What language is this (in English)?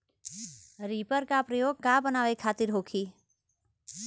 Bhojpuri